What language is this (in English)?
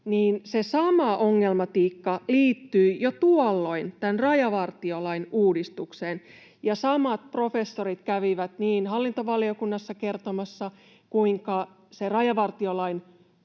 Finnish